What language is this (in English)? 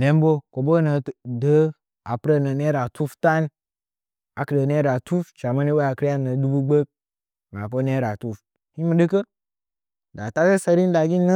Nzanyi